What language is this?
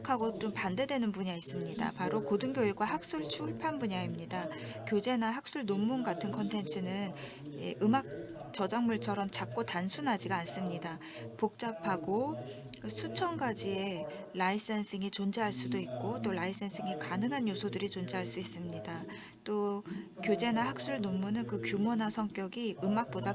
Korean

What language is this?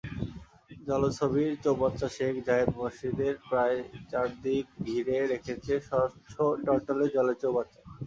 Bangla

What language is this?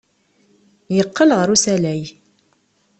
Kabyle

